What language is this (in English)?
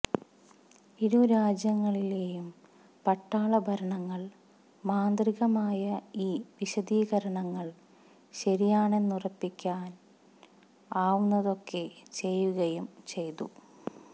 Malayalam